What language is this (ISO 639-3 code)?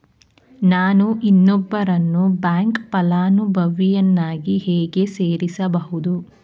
kan